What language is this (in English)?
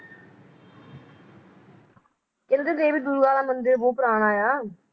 Punjabi